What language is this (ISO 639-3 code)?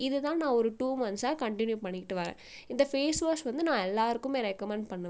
tam